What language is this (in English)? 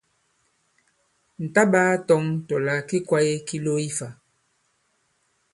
Bankon